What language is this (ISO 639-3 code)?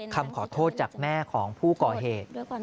tha